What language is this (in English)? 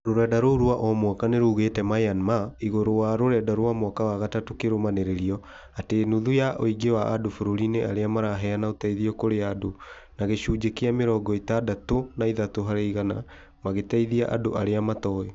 Kikuyu